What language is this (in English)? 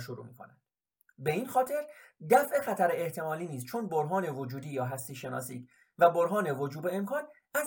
Persian